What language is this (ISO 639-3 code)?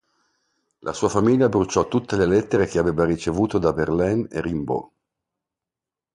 ita